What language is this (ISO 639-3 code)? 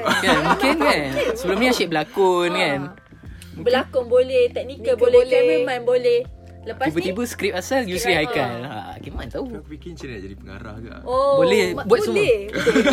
msa